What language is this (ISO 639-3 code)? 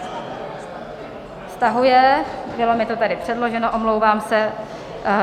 ces